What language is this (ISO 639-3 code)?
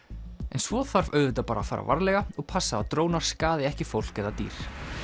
isl